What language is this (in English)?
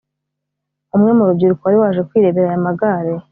Kinyarwanda